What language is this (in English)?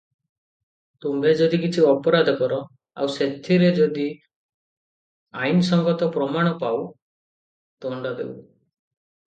Odia